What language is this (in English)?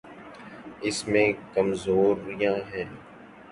Urdu